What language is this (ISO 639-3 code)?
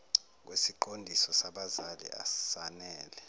zul